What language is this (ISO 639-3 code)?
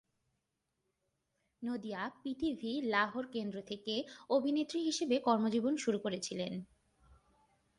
ben